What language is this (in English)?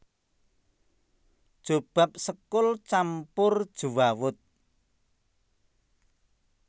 Javanese